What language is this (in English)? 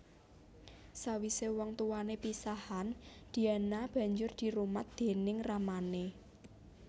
Javanese